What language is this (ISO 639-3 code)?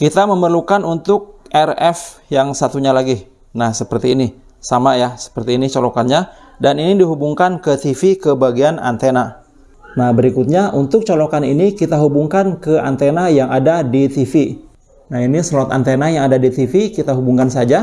ind